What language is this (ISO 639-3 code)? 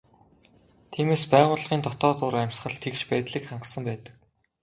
mon